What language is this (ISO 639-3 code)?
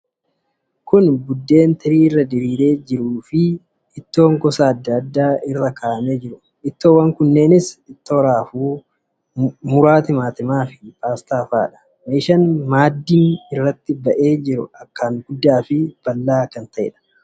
orm